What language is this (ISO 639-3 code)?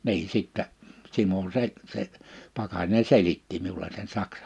fin